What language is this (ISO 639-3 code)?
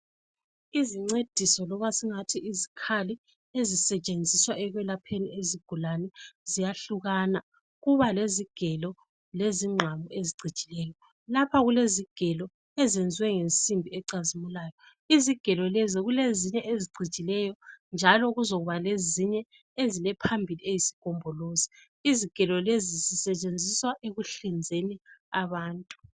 nde